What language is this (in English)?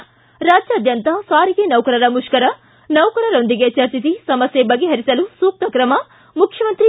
Kannada